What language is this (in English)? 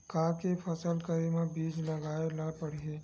Chhattisgarhi